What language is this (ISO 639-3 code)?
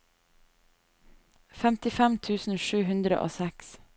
nor